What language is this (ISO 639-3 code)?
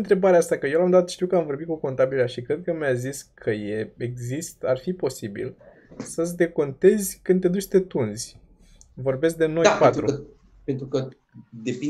ron